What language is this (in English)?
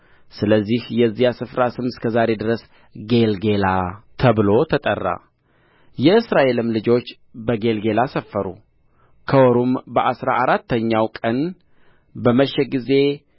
Amharic